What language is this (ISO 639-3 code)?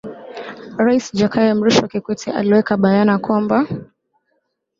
swa